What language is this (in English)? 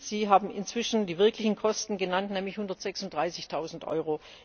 German